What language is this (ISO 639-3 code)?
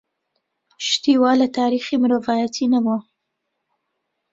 ckb